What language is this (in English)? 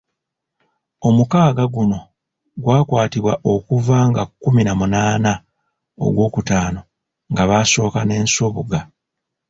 Ganda